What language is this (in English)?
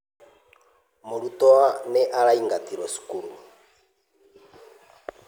Kikuyu